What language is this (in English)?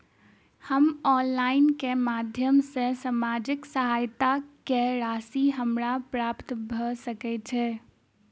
Maithili